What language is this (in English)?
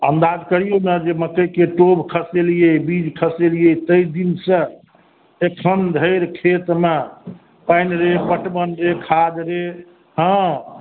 Maithili